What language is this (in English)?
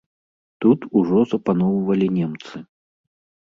Belarusian